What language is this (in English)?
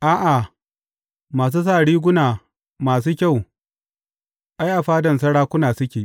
Hausa